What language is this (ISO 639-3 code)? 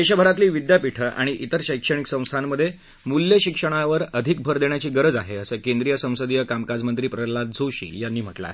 mar